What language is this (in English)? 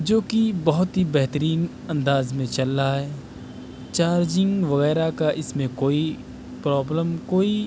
Urdu